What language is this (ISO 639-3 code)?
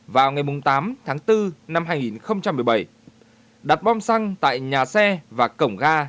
vie